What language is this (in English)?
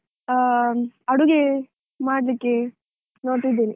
Kannada